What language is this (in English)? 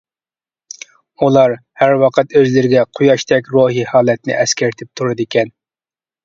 Uyghur